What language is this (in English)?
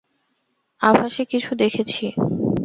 Bangla